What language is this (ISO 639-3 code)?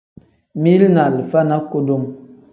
kdh